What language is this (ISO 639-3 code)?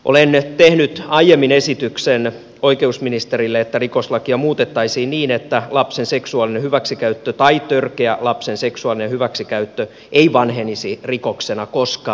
fin